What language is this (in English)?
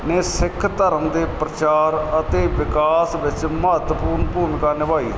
Punjabi